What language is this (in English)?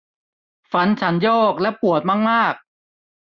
Thai